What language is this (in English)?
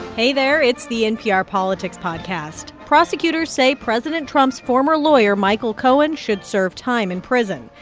English